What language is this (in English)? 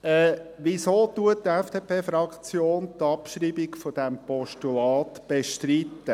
Swiss German